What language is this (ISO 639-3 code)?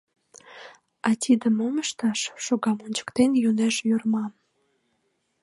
chm